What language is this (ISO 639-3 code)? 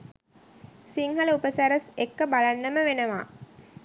sin